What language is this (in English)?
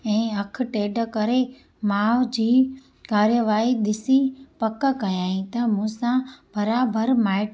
Sindhi